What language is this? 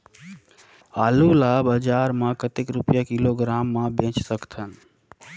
Chhattisgarhi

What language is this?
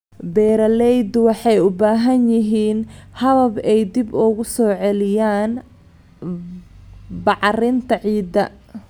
Somali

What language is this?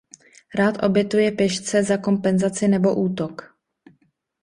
Czech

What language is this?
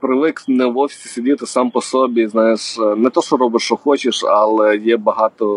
Ukrainian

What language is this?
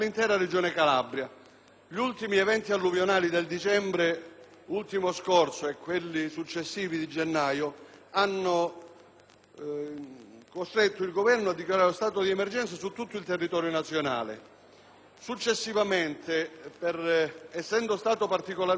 Italian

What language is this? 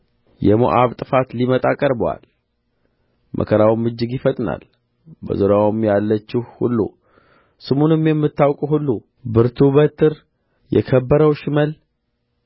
Amharic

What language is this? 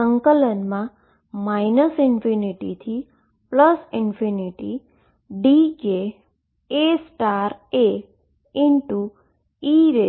Gujarati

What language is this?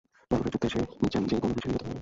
Bangla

